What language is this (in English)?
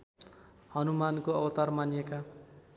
Nepali